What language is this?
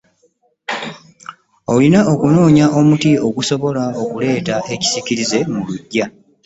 Ganda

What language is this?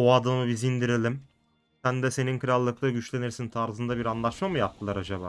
Turkish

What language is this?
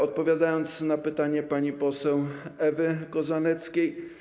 Polish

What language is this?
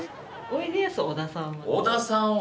Japanese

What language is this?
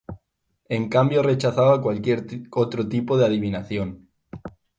Spanish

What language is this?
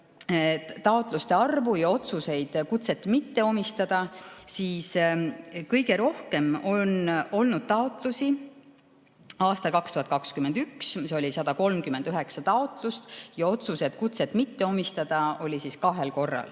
Estonian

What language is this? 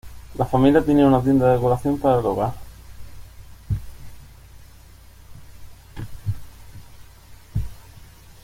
Spanish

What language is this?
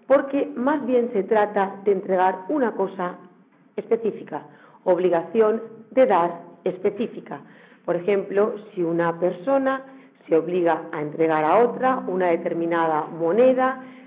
Spanish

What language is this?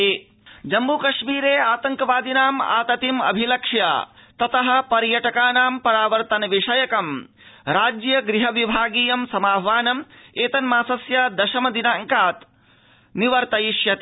Sanskrit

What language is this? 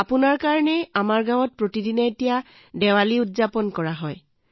Assamese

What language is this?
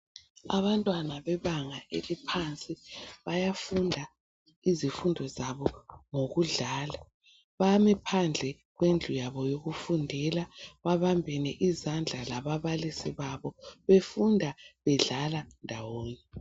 North Ndebele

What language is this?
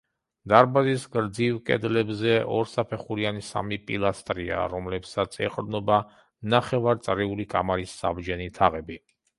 Georgian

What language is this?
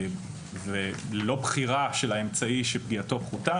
Hebrew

